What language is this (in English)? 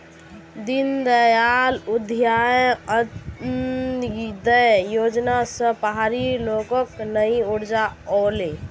Magahi